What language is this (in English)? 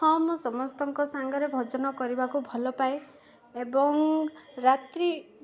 Odia